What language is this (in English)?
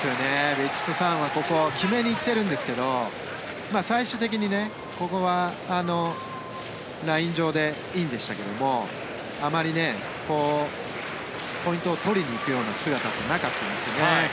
Japanese